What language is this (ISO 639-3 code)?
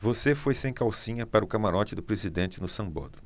por